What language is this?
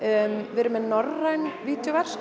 Icelandic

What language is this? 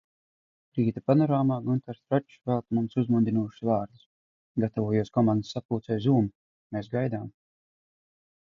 Latvian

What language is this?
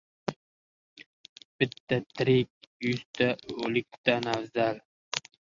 Uzbek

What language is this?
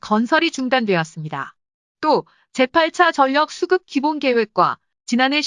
Korean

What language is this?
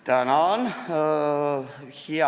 Estonian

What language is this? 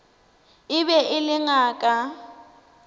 Northern Sotho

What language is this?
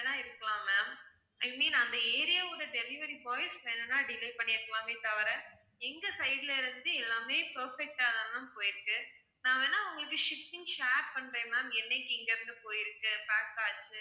Tamil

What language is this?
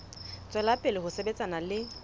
Southern Sotho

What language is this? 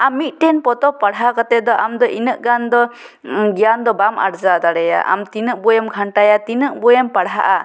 Santali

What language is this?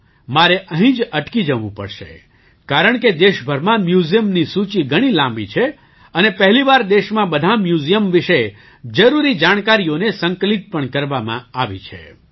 Gujarati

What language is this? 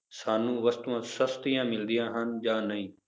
Punjabi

